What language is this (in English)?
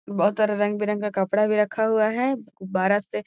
Magahi